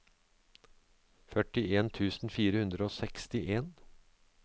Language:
Norwegian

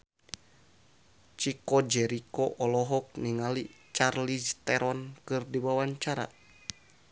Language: Sundanese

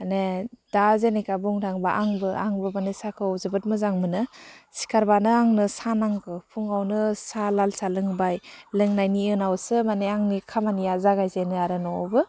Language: Bodo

